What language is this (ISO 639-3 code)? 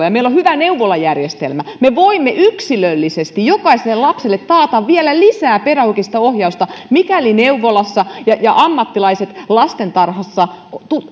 fin